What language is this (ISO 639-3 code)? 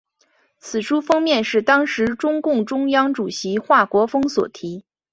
zho